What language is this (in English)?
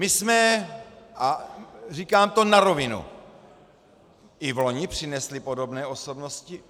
Czech